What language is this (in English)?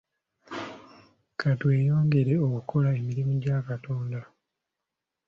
Ganda